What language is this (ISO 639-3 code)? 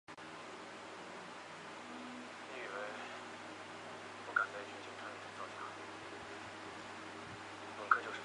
zho